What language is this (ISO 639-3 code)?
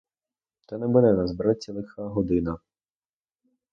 ukr